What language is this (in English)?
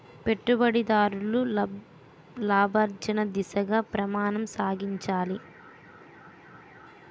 Telugu